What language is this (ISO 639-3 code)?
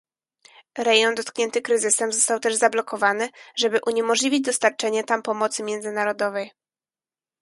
pol